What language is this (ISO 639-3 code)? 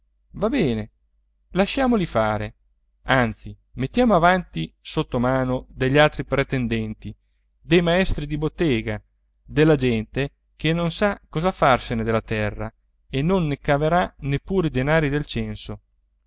ita